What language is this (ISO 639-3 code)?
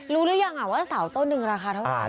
tha